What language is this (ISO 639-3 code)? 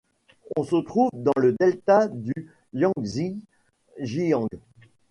fra